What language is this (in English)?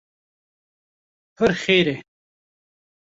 Kurdish